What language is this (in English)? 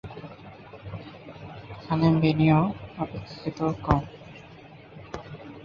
Bangla